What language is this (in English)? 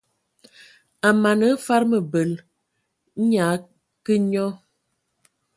Ewondo